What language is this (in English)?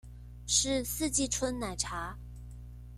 Chinese